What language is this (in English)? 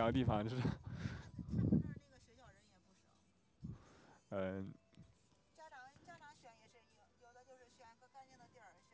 Chinese